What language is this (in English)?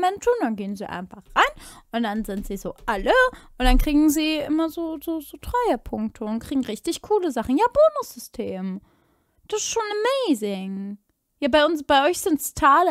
German